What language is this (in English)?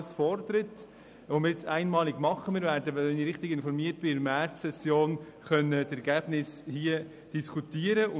Swiss German